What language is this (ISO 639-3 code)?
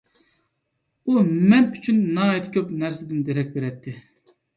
uig